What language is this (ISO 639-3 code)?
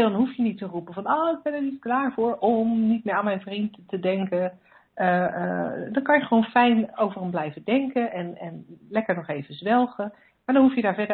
nld